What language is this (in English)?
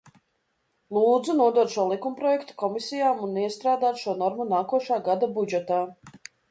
Latvian